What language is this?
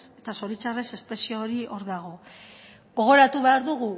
Basque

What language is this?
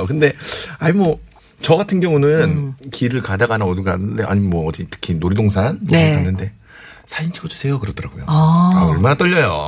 Korean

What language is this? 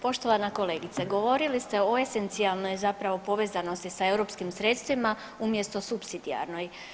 Croatian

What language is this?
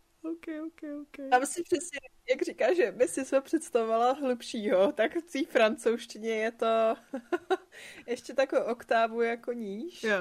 Czech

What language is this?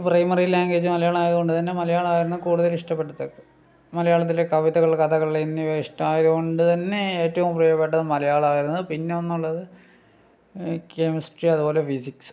Malayalam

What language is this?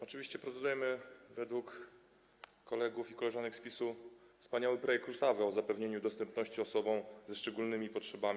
Polish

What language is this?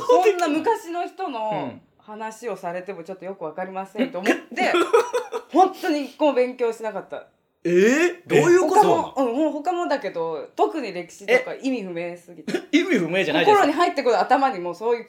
Japanese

